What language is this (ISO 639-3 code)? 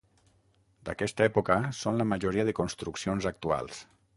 cat